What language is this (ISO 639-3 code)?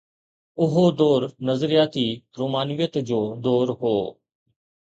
snd